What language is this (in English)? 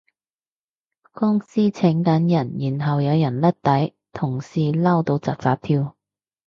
Cantonese